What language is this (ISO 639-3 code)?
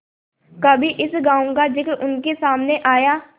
hin